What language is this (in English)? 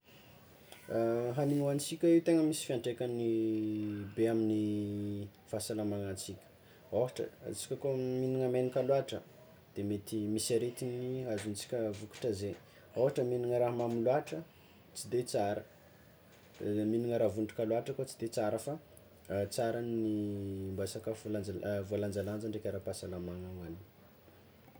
Tsimihety Malagasy